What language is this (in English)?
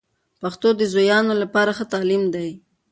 Pashto